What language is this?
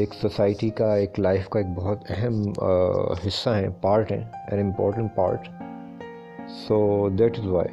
Urdu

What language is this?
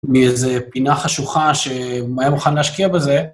Hebrew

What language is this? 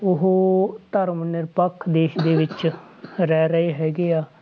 Punjabi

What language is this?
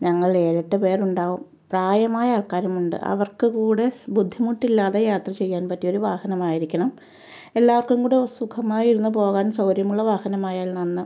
Malayalam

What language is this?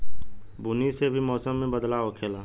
Bhojpuri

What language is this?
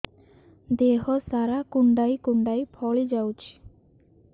Odia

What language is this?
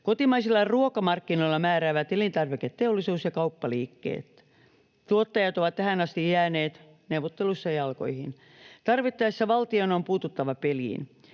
Finnish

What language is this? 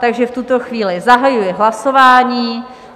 Czech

